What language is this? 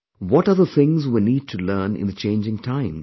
English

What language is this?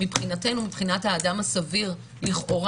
Hebrew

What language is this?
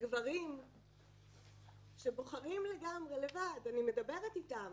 Hebrew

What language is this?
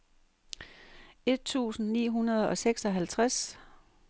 Danish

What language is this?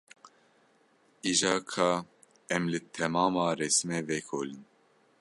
Kurdish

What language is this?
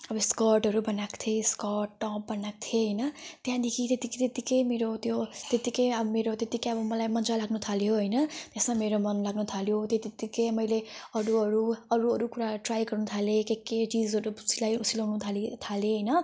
Nepali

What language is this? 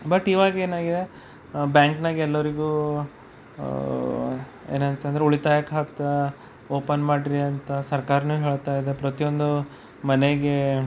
Kannada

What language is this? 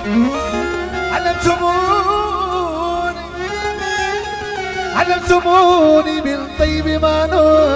Arabic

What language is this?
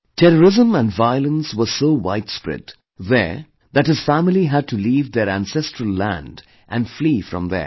English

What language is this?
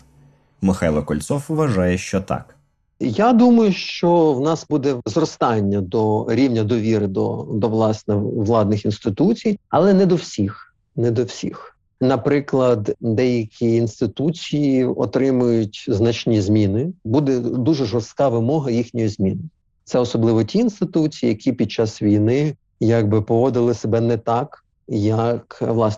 Ukrainian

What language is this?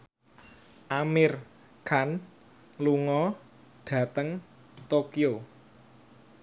Javanese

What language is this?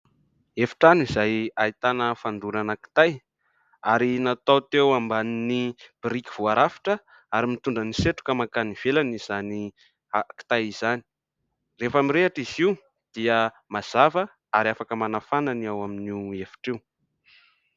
Malagasy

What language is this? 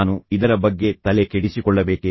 Kannada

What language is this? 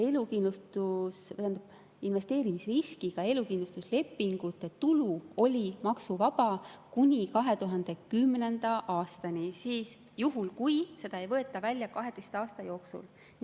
Estonian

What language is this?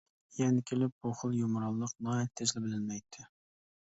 Uyghur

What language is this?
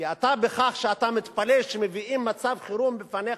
Hebrew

